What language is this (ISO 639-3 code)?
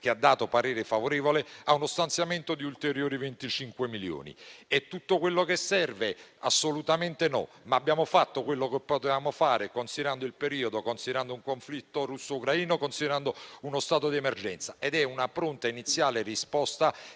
ita